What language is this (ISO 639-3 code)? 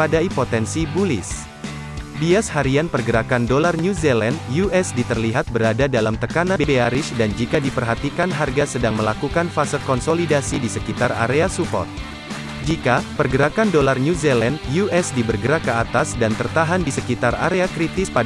ind